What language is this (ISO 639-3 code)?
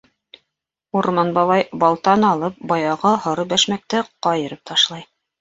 bak